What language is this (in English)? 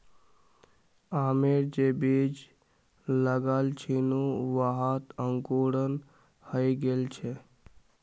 Magahi